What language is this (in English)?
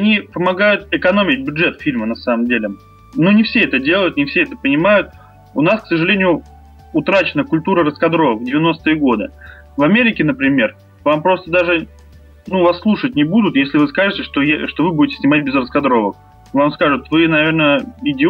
Russian